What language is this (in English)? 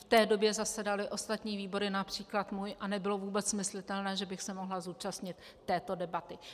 Czech